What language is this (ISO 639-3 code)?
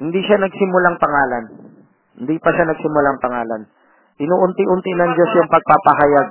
fil